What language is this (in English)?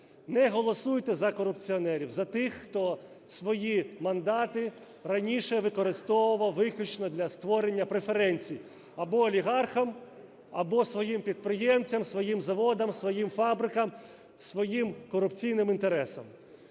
Ukrainian